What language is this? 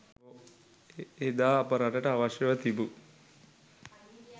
Sinhala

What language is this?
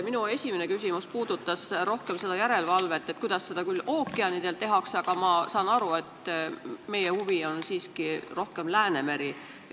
Estonian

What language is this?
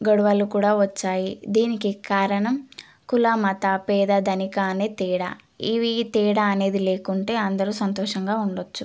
Telugu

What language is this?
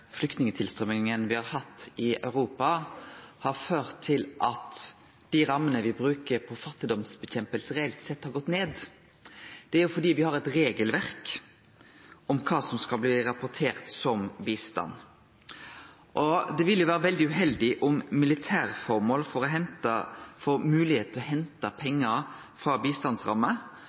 Norwegian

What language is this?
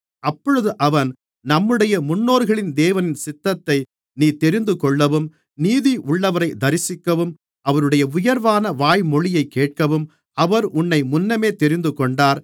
Tamil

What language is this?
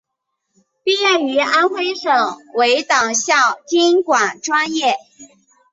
Chinese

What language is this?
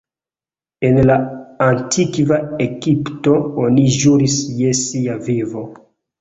Esperanto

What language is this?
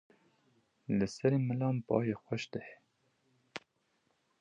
Kurdish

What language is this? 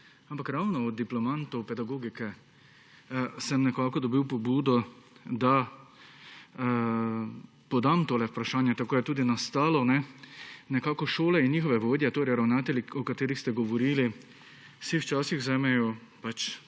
Slovenian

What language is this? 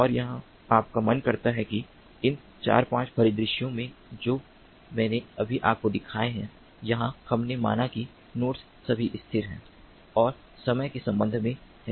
Hindi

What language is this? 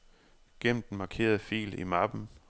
Danish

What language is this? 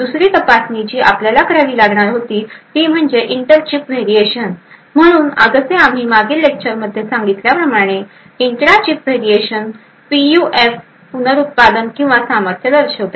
Marathi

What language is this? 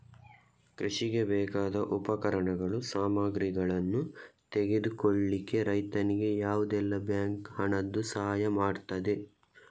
Kannada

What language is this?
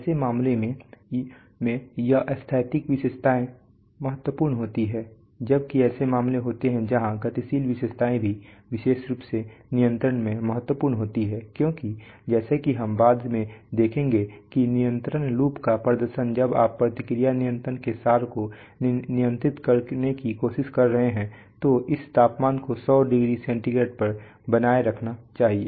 Hindi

